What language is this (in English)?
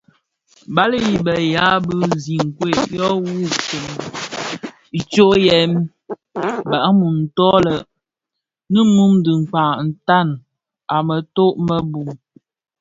Bafia